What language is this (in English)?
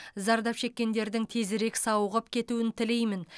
Kazakh